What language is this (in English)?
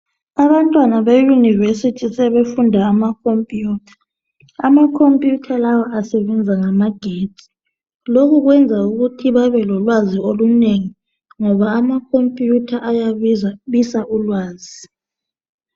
North Ndebele